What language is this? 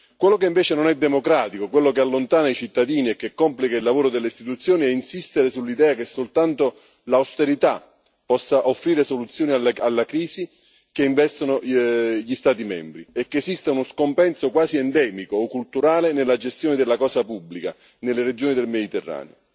Italian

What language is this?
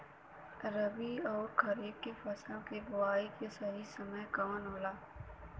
Bhojpuri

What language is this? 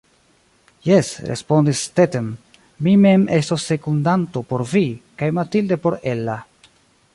Esperanto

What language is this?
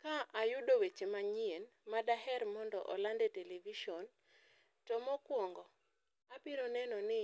Luo (Kenya and Tanzania)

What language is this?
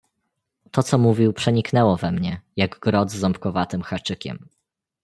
Polish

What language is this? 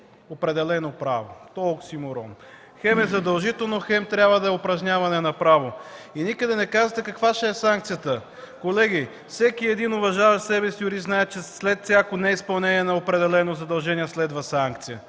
Bulgarian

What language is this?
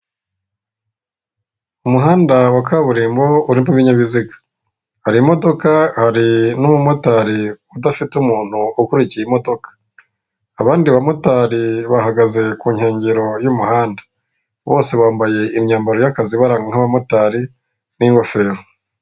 Kinyarwanda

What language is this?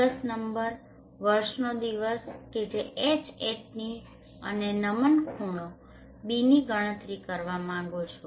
Gujarati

